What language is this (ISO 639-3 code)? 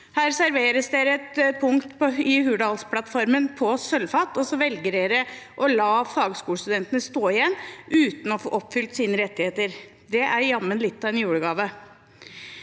nor